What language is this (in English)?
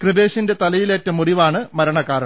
Malayalam